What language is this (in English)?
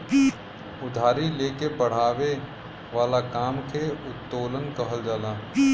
Bhojpuri